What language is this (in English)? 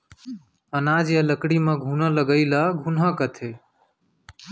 Chhattisgarhi